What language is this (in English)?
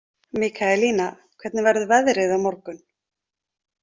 Icelandic